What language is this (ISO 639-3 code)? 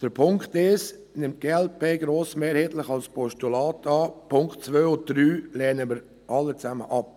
gsw